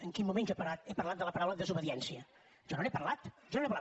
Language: Catalan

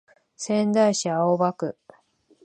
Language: Japanese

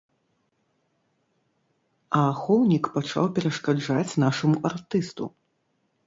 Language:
Belarusian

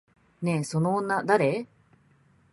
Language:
Japanese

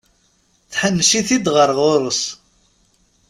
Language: Kabyle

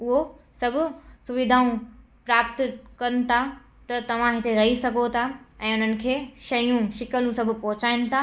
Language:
Sindhi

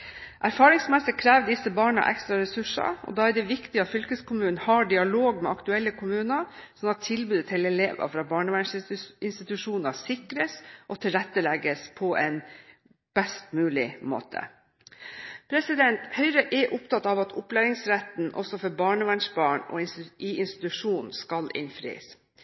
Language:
Norwegian Bokmål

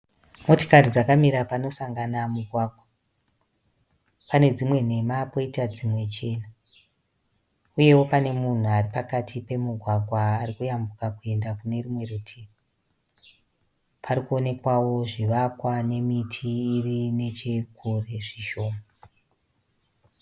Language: Shona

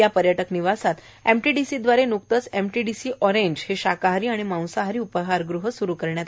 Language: Marathi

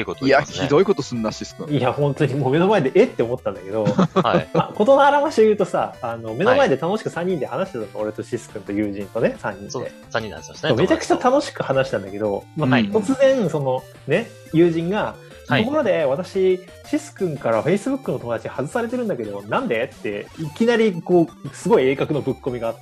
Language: Japanese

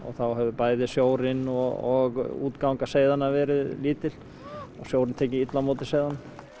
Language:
Icelandic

